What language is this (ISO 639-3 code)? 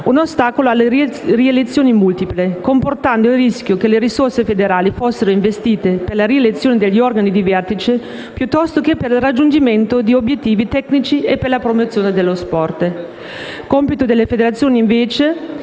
ita